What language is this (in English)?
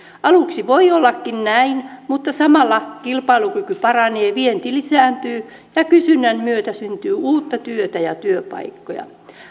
Finnish